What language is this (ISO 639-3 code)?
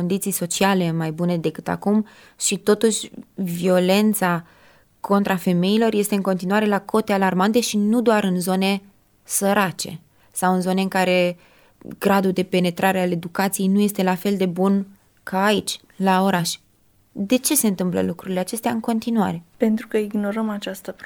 ron